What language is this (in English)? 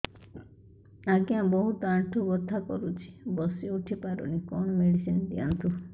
Odia